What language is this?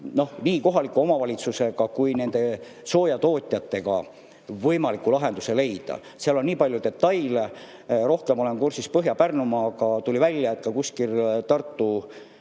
Estonian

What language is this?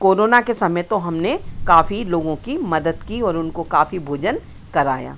Hindi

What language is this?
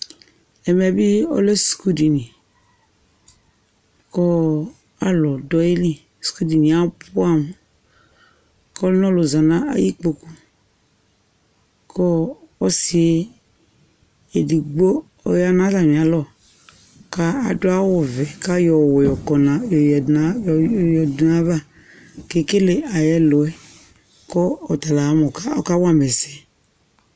Ikposo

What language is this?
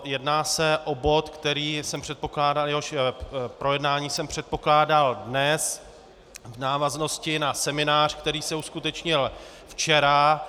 Czech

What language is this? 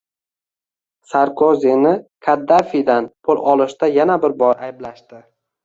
Uzbek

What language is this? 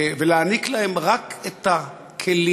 Hebrew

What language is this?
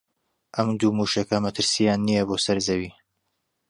Central Kurdish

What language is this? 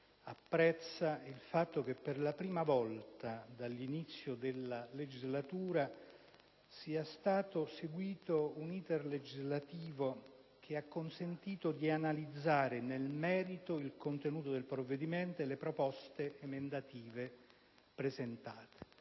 Italian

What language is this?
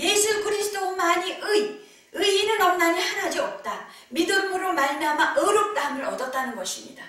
Korean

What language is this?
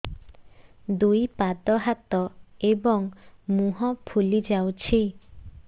Odia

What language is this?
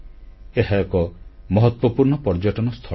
Odia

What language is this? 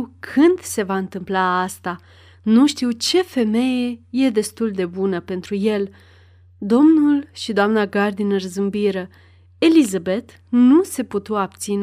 Romanian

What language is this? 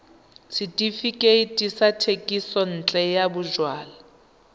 Tswana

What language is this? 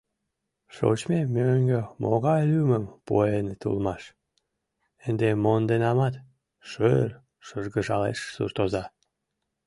Mari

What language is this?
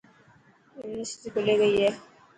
Dhatki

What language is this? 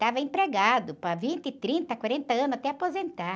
Portuguese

